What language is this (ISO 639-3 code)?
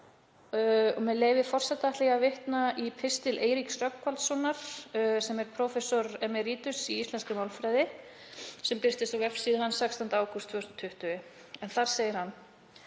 isl